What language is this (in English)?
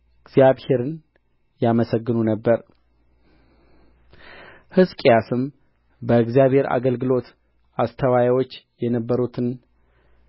Amharic